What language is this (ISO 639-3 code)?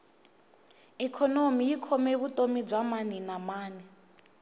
tso